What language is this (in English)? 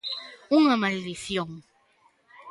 Galician